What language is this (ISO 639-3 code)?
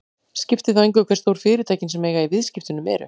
isl